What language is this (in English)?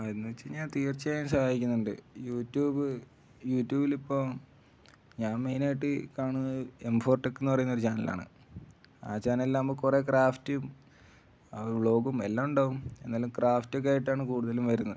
Malayalam